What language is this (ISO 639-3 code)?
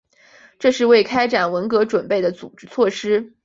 zho